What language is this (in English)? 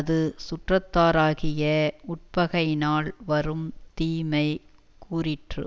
Tamil